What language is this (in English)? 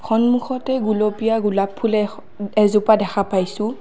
Assamese